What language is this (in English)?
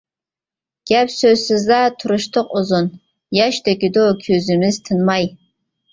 Uyghur